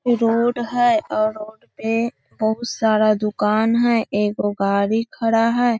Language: Magahi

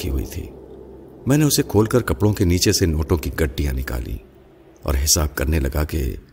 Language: Urdu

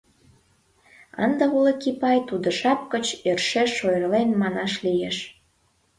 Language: Mari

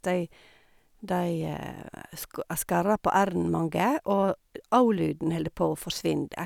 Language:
Norwegian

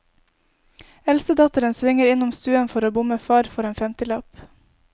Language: Norwegian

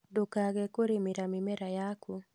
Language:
Kikuyu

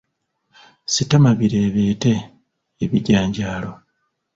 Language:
Ganda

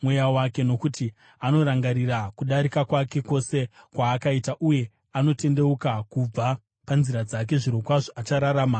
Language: Shona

